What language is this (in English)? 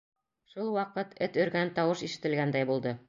Bashkir